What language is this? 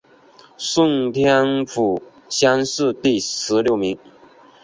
Chinese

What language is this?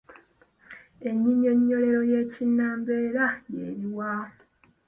Ganda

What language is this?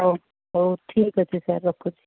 Odia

